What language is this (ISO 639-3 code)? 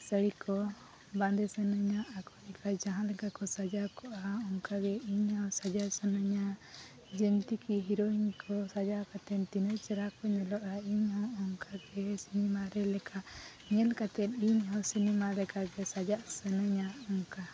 sat